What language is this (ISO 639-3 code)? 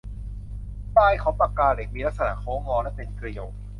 tha